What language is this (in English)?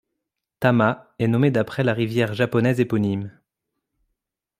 French